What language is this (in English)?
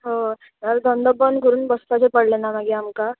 Konkani